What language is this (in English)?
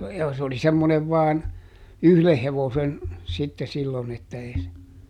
Finnish